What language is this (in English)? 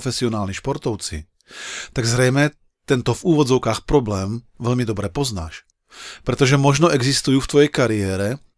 Slovak